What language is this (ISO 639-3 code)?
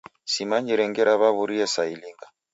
dav